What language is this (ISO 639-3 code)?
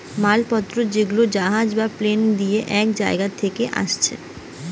ben